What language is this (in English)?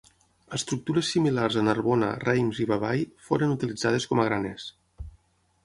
Catalan